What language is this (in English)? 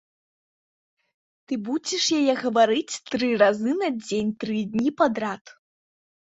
Belarusian